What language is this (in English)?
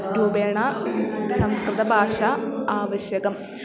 Sanskrit